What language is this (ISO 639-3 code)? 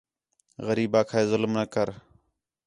xhe